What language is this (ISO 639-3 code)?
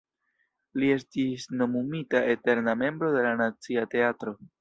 epo